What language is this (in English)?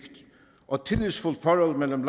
Danish